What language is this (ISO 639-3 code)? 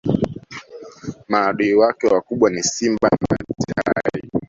swa